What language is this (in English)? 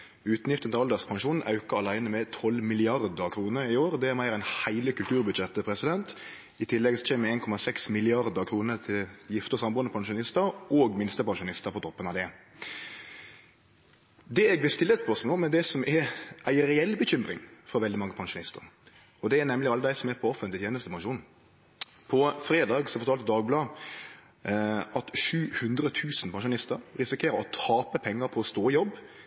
Norwegian Nynorsk